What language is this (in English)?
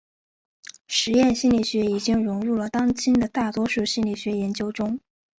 Chinese